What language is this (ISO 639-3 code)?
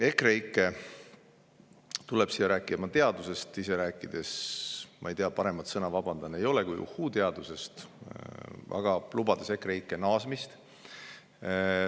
est